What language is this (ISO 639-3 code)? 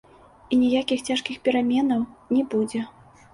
bel